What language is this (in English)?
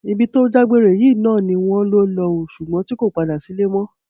Yoruba